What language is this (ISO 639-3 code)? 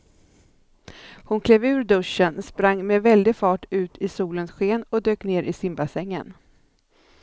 swe